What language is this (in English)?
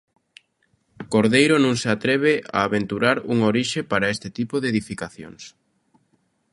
Galician